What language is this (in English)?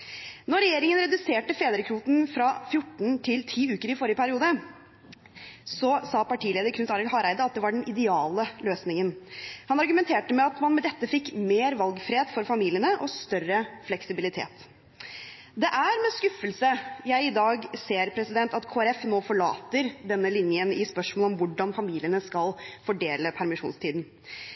Norwegian Bokmål